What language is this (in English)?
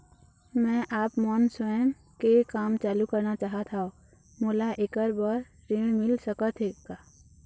Chhattisgarhi